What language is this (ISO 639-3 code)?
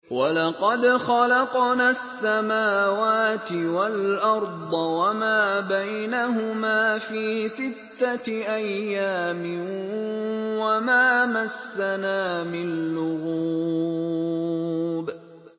ara